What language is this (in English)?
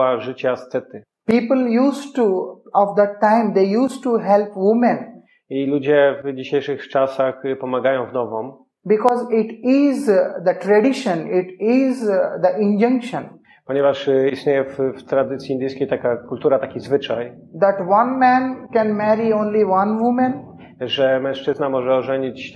Polish